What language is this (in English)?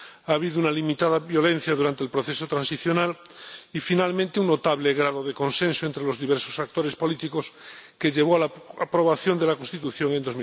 Spanish